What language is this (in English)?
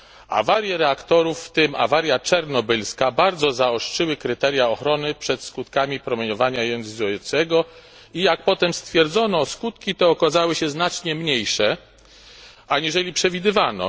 Polish